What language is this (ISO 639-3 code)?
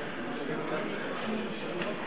heb